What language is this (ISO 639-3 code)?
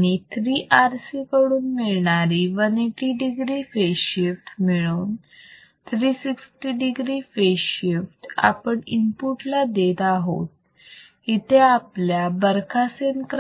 mar